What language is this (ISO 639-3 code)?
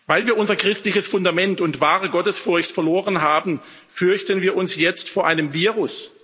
deu